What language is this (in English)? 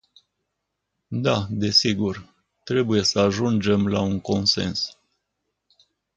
Romanian